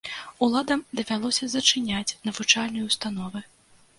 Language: Belarusian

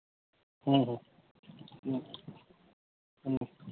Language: Santali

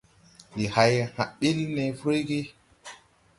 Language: Tupuri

